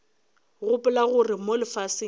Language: Northern Sotho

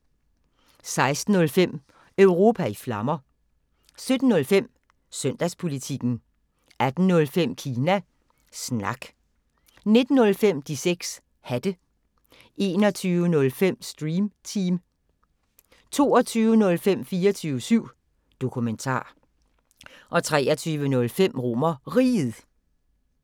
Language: Danish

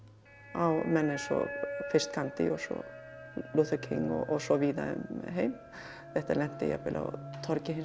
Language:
Icelandic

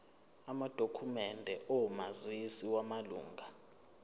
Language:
Zulu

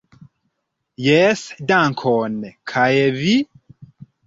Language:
Esperanto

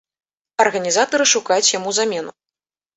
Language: Belarusian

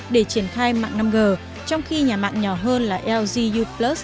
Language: Vietnamese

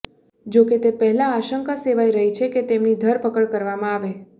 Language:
Gujarati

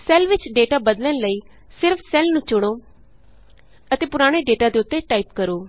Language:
Punjabi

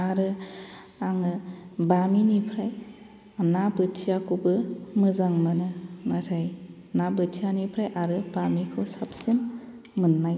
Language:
Bodo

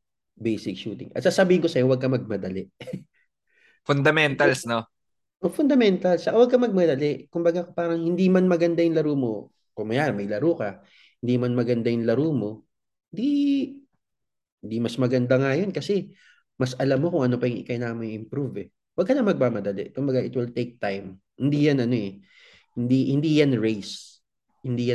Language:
Filipino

